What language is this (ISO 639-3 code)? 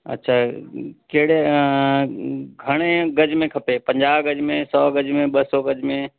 snd